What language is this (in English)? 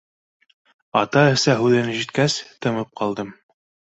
Bashkir